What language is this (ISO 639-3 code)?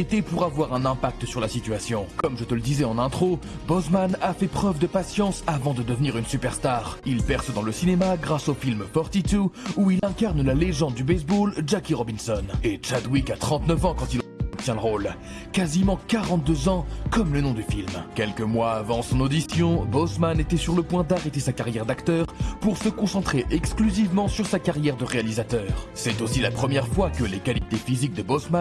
fra